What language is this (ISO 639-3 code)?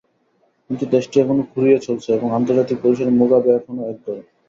ben